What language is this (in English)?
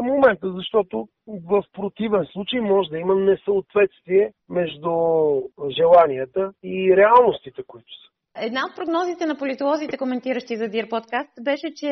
Bulgarian